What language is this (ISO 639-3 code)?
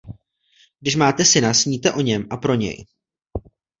ces